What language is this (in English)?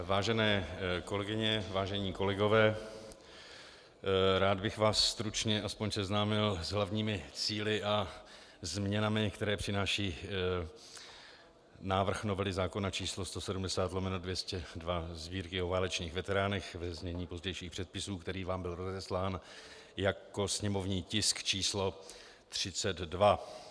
Czech